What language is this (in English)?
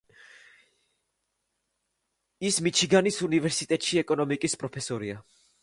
Georgian